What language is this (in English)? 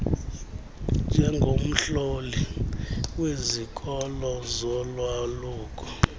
Xhosa